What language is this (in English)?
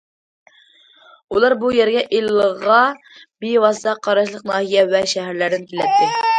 Uyghur